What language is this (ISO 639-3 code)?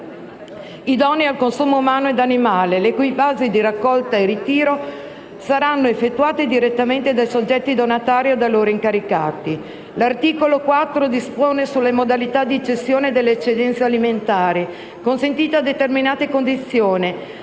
ita